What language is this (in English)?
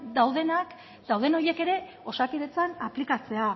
Basque